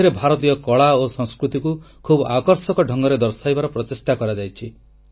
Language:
Odia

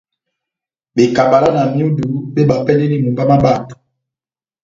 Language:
Batanga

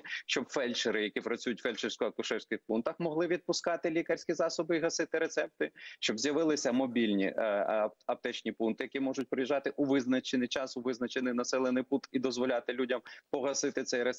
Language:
Ukrainian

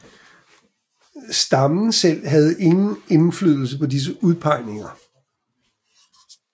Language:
Danish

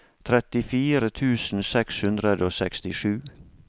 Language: Norwegian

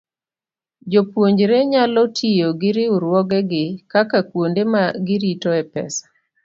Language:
Luo (Kenya and Tanzania)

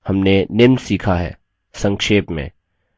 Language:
Hindi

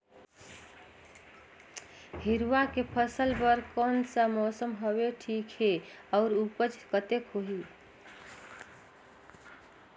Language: Chhattisgarhi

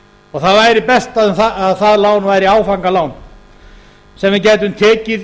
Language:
Icelandic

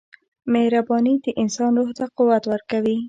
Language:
Pashto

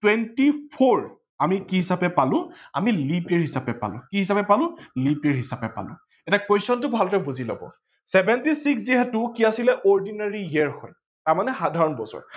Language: Assamese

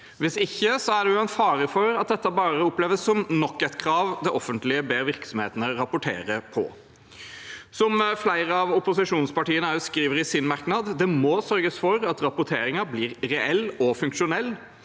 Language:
Norwegian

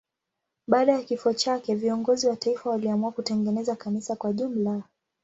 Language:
Swahili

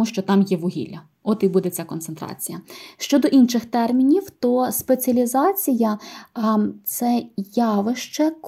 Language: Ukrainian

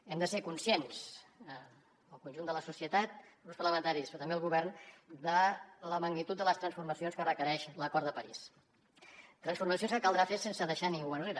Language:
Catalan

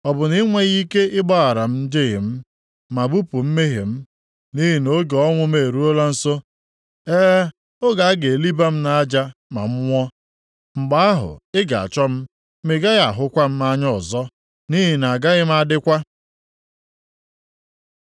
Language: Igbo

